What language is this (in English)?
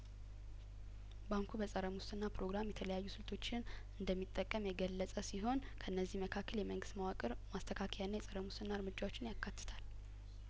Amharic